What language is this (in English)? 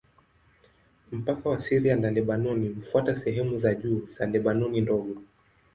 Swahili